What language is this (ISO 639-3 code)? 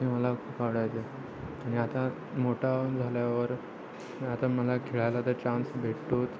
mar